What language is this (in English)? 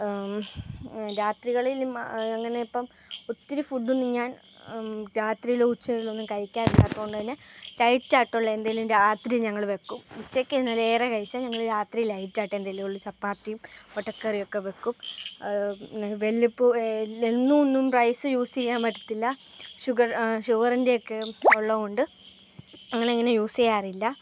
Malayalam